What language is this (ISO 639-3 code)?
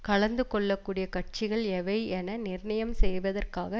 tam